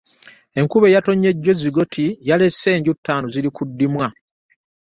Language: Ganda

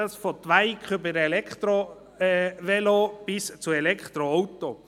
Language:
Swiss German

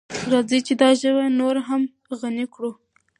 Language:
Pashto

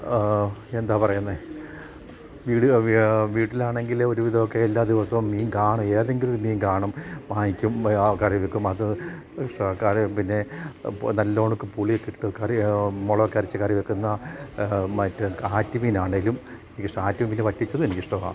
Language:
Malayalam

